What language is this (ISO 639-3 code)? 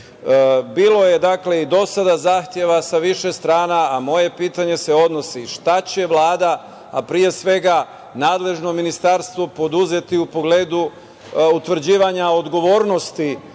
srp